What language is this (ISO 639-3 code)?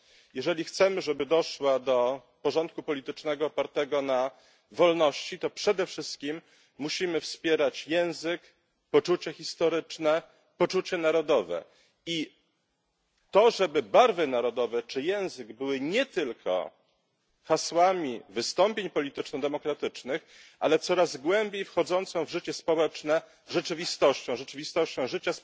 pol